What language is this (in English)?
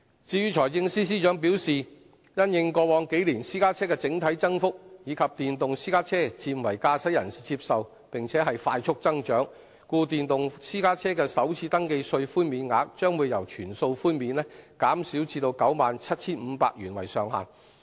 Cantonese